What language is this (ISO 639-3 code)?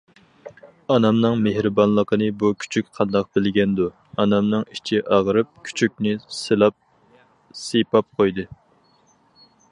uig